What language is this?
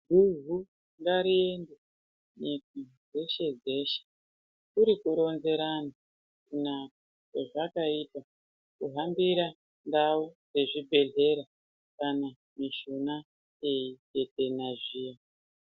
Ndau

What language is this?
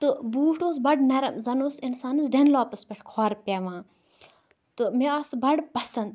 Kashmiri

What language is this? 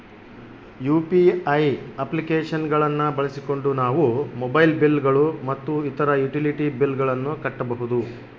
Kannada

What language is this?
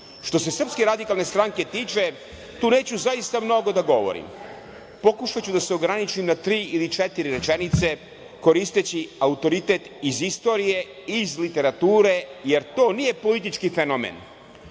Serbian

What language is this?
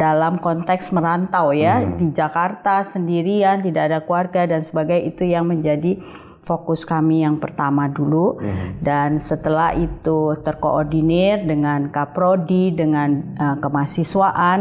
Indonesian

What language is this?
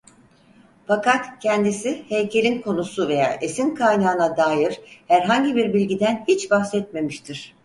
Turkish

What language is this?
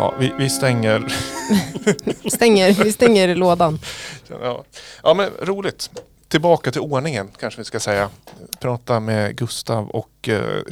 Swedish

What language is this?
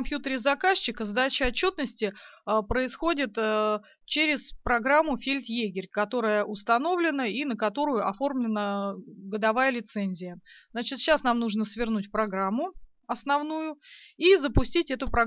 Russian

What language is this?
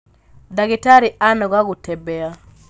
Kikuyu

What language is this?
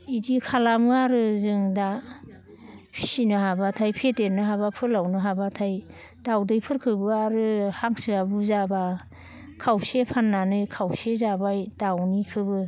Bodo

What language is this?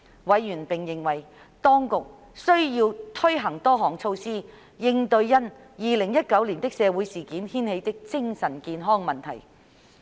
Cantonese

